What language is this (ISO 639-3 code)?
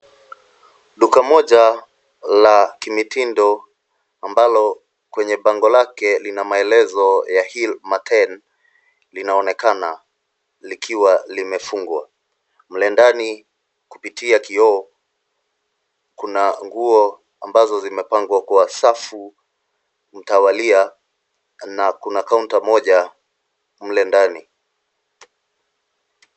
swa